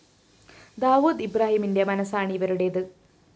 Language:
Malayalam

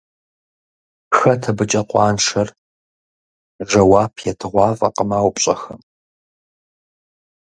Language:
Kabardian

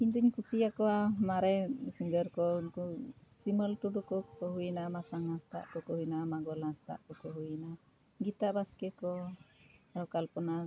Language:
Santali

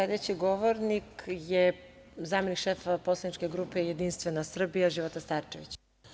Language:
Serbian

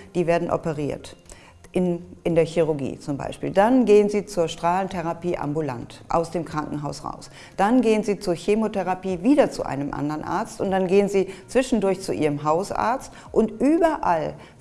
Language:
German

